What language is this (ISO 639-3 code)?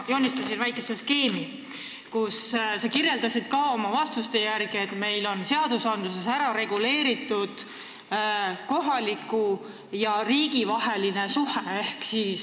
est